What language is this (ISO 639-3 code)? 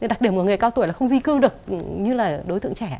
vie